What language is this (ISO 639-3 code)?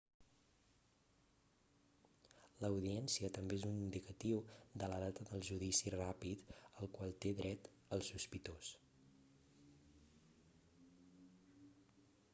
cat